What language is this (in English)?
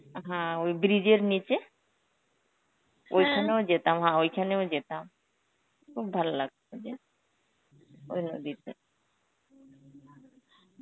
Bangla